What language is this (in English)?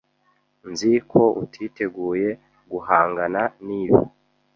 Kinyarwanda